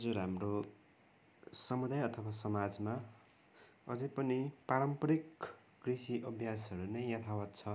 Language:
Nepali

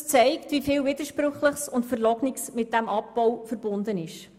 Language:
Swiss German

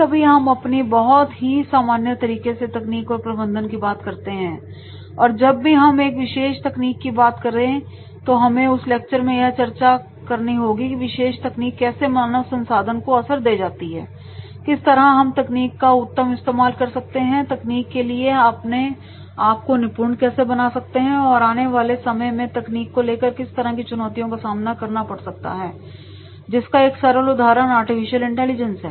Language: Hindi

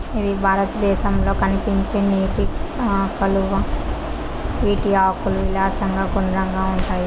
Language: Telugu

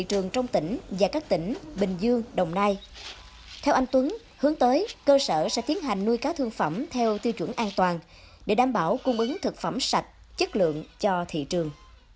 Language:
Vietnamese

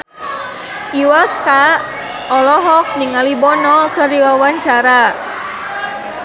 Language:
Sundanese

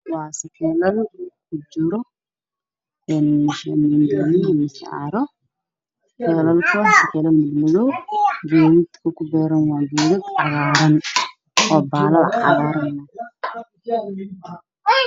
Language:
Somali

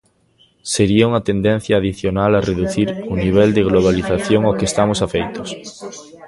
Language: Galician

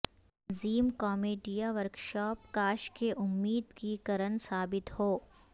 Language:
Urdu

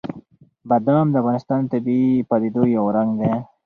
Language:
Pashto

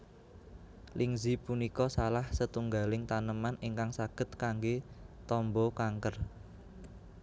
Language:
Javanese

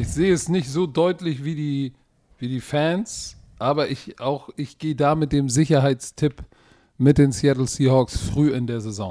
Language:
German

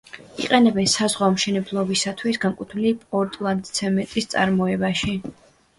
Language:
Georgian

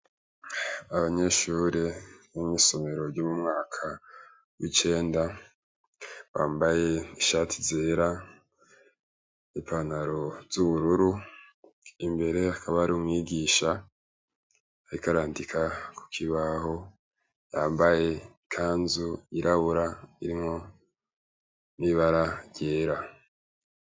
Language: Rundi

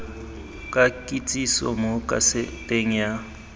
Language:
Tswana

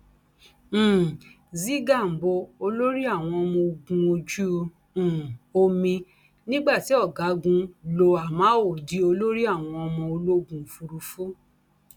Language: Yoruba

